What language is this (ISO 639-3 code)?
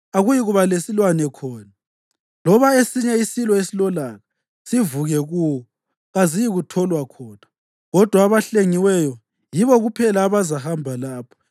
nde